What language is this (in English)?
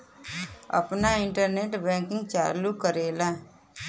Bhojpuri